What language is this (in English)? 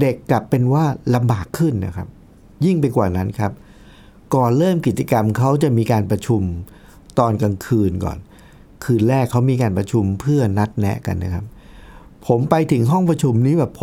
Thai